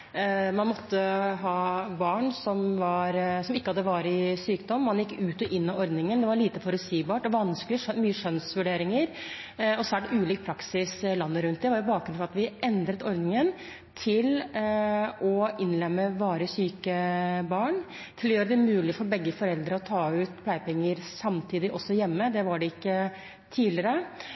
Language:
Norwegian Bokmål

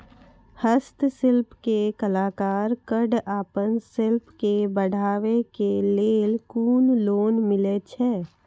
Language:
Maithili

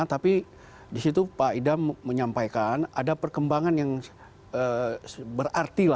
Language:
Indonesian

